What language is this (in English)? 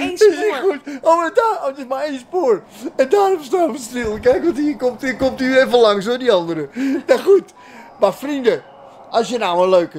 Dutch